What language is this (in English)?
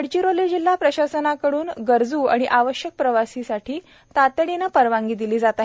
Marathi